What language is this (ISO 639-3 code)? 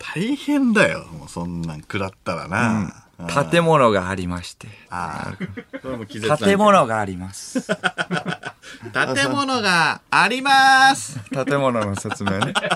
jpn